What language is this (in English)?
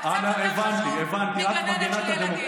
Hebrew